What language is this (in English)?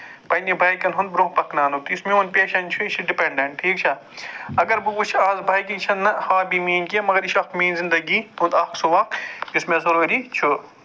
Kashmiri